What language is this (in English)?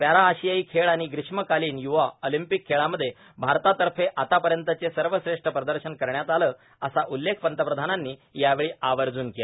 Marathi